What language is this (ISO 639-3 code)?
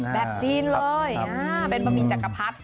tha